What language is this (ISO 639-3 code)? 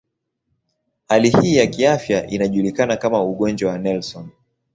swa